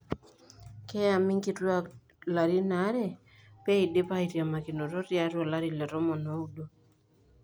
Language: Masai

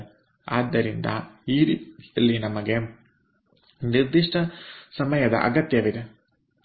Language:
Kannada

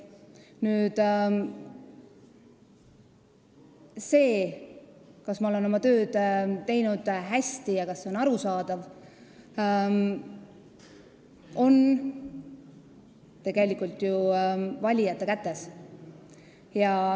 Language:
Estonian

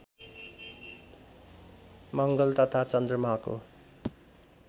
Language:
Nepali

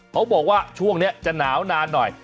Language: Thai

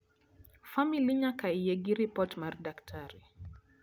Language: Luo (Kenya and Tanzania)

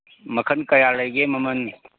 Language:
Manipuri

